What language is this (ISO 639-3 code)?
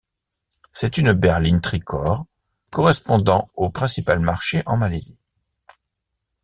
fra